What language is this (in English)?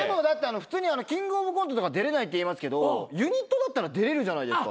Japanese